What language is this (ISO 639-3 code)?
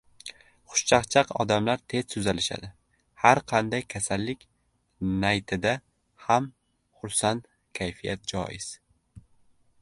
uzb